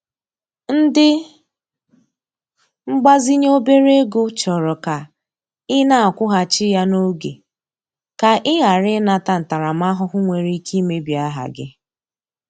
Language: Igbo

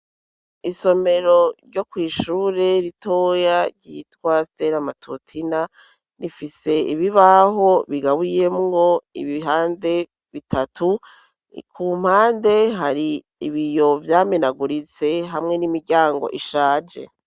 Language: Rundi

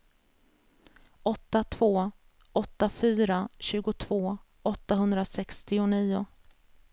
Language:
Swedish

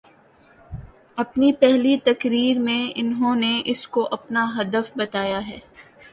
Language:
Urdu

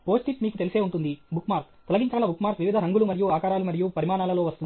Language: Telugu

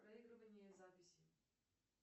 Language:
Russian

